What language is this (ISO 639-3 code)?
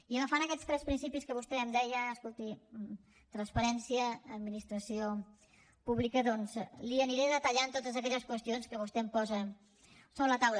cat